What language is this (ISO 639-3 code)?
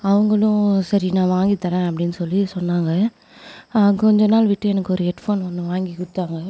tam